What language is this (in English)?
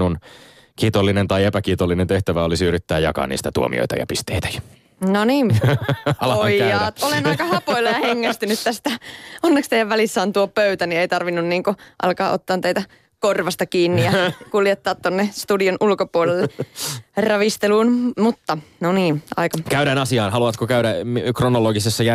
Finnish